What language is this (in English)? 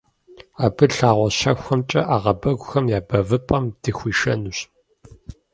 Kabardian